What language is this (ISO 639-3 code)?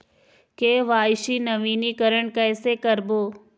hne